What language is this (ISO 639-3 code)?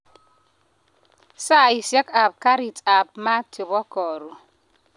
kln